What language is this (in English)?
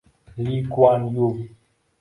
Uzbek